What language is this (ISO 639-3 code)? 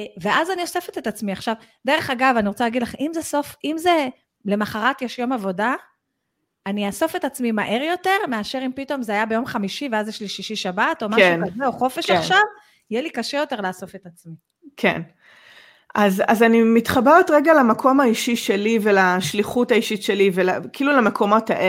heb